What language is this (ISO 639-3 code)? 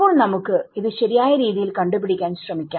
mal